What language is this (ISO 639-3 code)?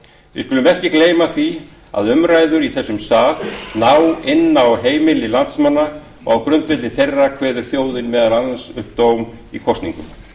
isl